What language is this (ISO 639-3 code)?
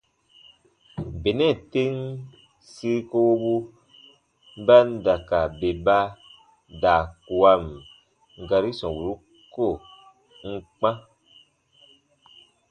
bba